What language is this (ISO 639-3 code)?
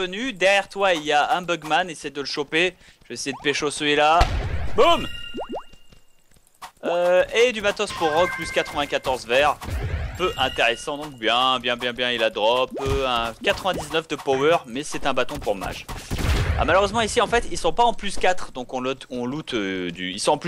fra